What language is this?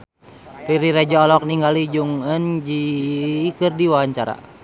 Sundanese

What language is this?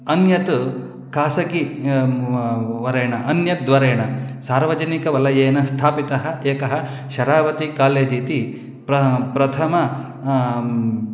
Sanskrit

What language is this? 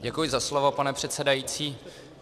Czech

